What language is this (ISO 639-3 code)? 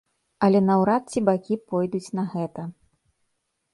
bel